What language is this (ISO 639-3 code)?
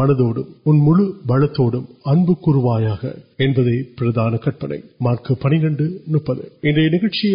urd